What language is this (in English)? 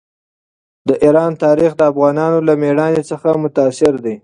Pashto